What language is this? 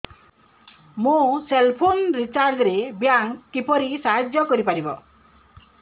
Odia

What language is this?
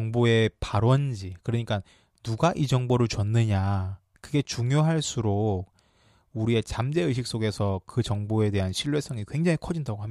Korean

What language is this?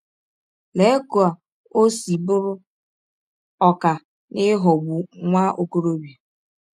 Igbo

